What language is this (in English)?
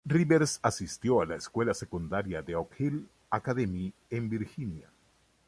Spanish